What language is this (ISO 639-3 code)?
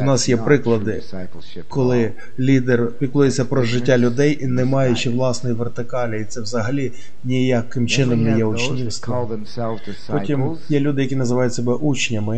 ukr